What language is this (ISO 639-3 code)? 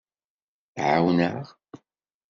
kab